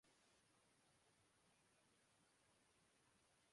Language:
Urdu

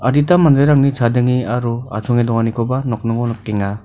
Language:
Garo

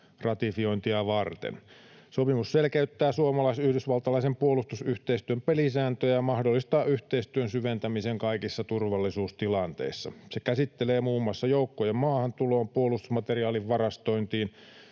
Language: Finnish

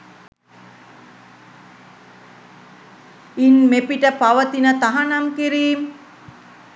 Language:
Sinhala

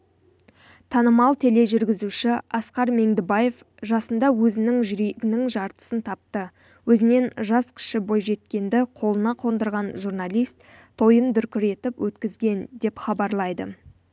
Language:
Kazakh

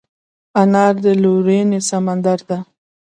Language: Pashto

